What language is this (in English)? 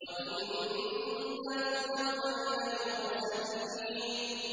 Arabic